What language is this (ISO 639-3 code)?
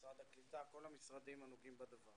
heb